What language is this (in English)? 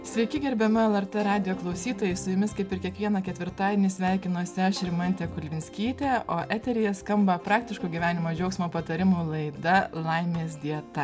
Lithuanian